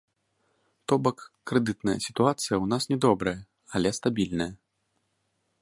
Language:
Belarusian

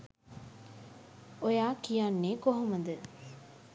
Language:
Sinhala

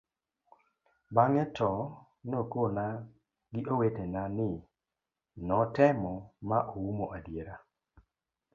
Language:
Luo (Kenya and Tanzania)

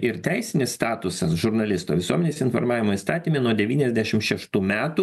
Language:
Lithuanian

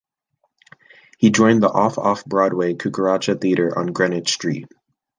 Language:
English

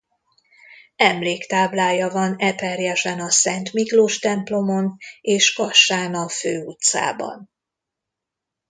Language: Hungarian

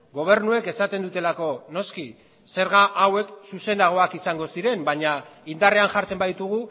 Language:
Basque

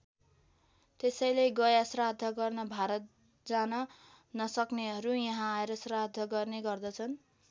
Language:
Nepali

